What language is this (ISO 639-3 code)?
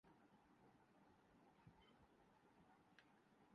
urd